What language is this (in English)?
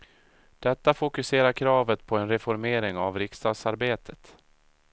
Swedish